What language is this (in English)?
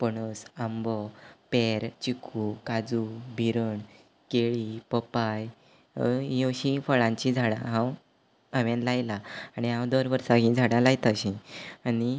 Konkani